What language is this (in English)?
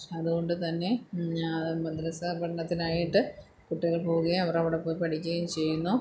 Malayalam